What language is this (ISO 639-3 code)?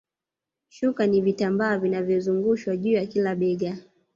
swa